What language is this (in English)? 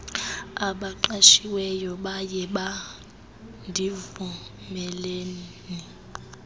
Xhosa